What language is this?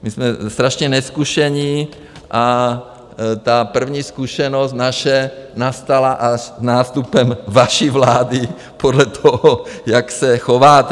Czech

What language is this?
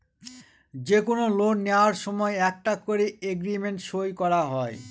Bangla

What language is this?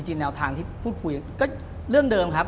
Thai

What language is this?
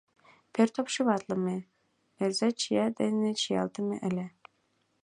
Mari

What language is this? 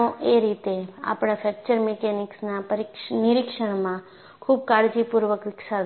Gujarati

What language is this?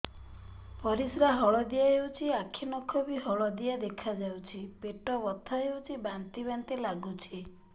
Odia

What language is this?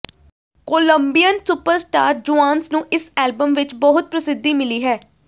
Punjabi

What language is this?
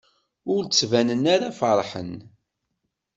Kabyle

